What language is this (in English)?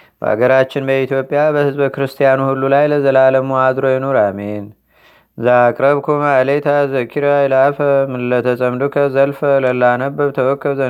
Amharic